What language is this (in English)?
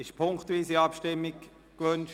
Swiss German